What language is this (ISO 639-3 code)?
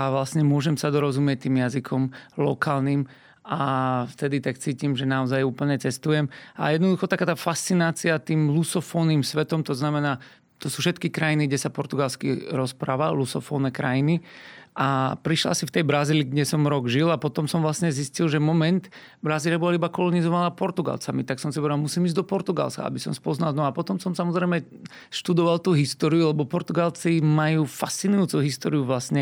slk